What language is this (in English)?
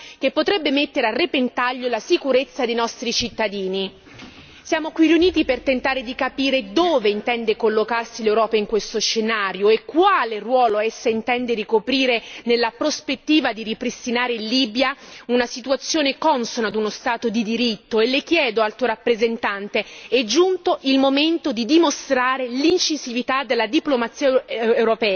Italian